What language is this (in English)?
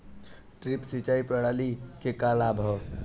Bhojpuri